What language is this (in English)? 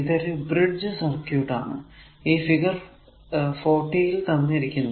Malayalam